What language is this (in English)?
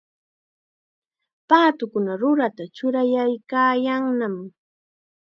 Chiquián Ancash Quechua